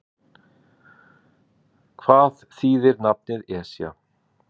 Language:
Icelandic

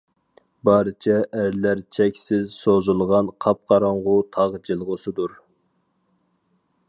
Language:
Uyghur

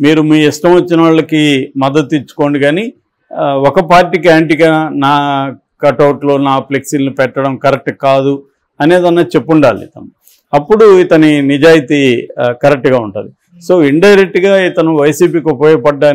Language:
Telugu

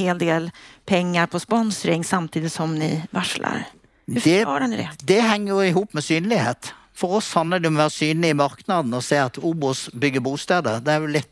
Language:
Swedish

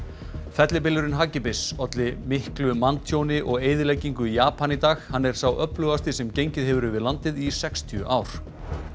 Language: Icelandic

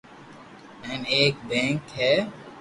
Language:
Loarki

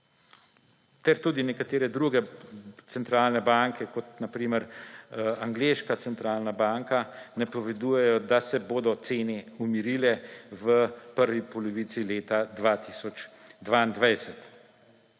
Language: Slovenian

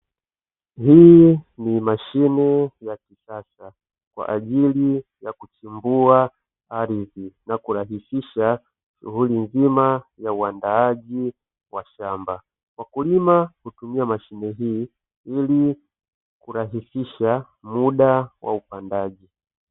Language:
Swahili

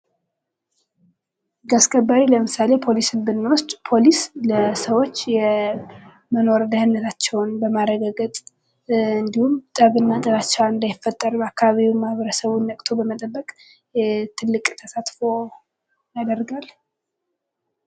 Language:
Amharic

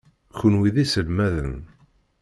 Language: Kabyle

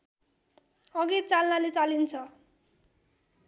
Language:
Nepali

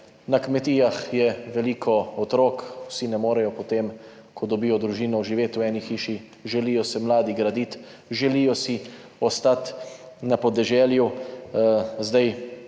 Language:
Slovenian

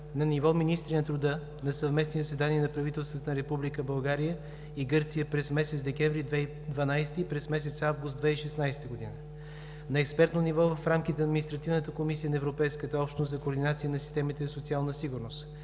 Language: Bulgarian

